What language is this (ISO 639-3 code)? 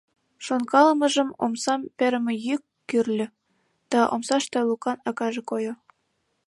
chm